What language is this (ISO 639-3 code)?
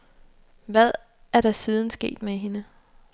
dan